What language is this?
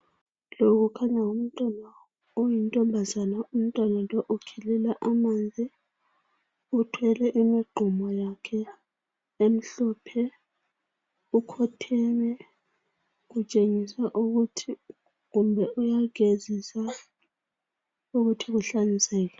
North Ndebele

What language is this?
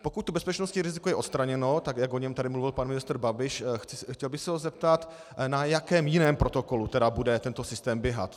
Czech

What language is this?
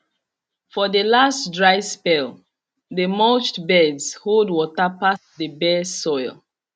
Nigerian Pidgin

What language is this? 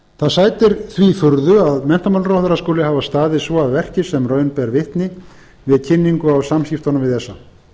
Icelandic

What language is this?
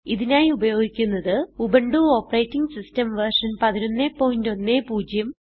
Malayalam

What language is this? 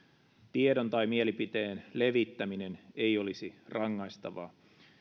Finnish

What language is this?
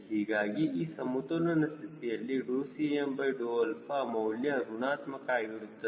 Kannada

